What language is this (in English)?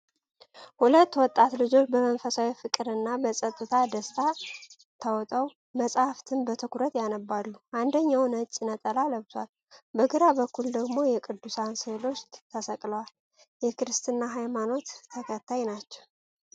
Amharic